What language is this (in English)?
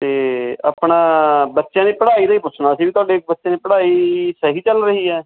Punjabi